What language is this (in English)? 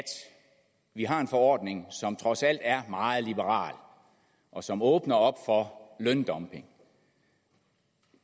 Danish